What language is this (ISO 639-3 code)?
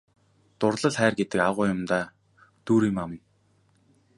mon